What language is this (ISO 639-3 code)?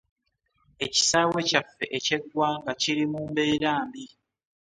lug